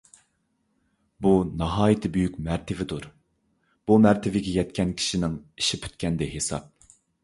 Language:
Uyghur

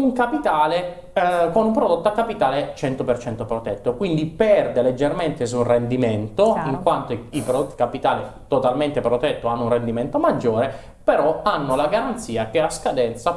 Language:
Italian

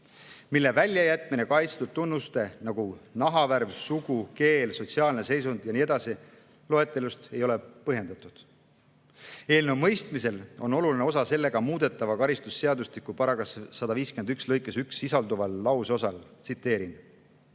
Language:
Estonian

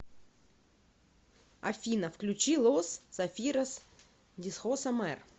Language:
Russian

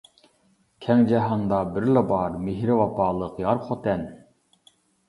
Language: Uyghur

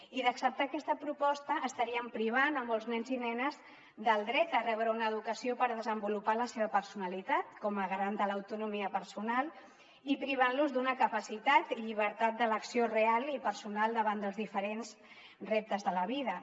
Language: Catalan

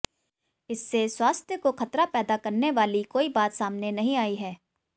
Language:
Hindi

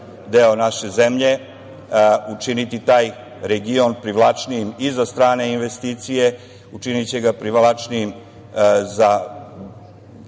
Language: Serbian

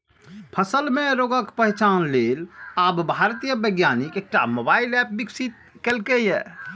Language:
Maithili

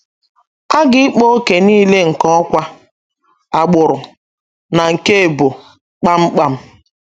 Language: Igbo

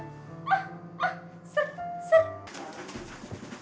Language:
Indonesian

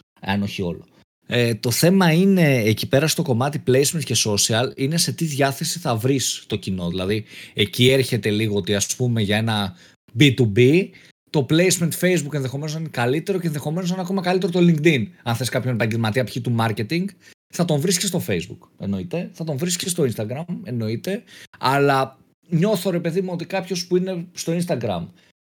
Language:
Greek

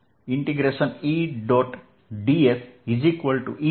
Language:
Gujarati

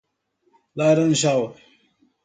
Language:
Portuguese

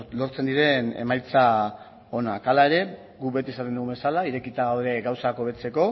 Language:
Basque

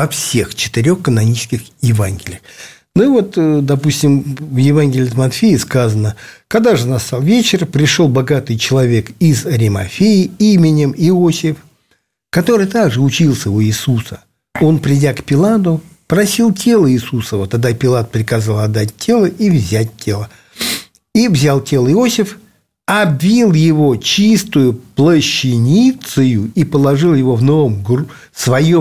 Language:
Russian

